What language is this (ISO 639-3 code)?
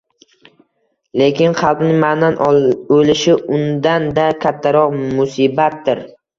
uzb